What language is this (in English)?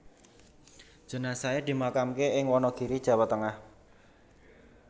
Javanese